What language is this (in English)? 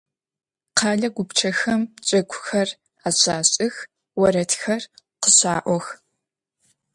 Adyghe